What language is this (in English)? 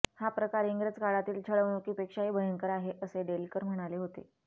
Marathi